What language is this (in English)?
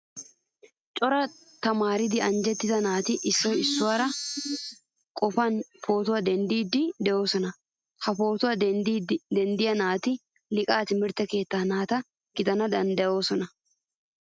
Wolaytta